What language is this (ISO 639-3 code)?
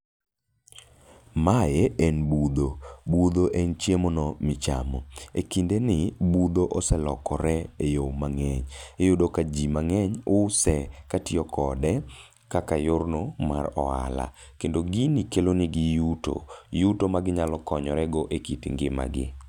luo